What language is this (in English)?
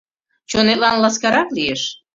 Mari